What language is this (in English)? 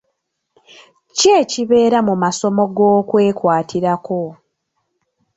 Ganda